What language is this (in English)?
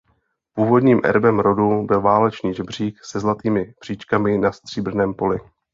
Czech